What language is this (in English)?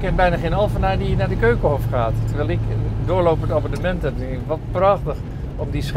Dutch